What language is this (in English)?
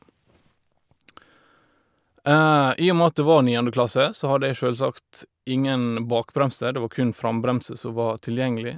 Norwegian